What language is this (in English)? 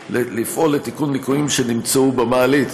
Hebrew